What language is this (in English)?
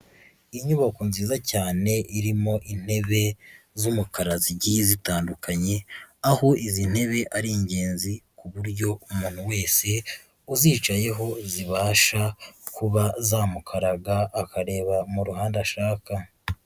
Kinyarwanda